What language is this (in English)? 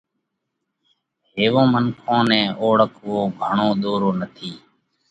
Parkari Koli